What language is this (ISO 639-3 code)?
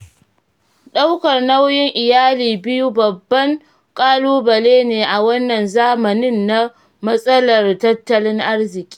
hau